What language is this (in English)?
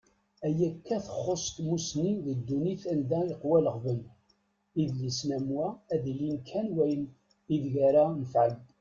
Kabyle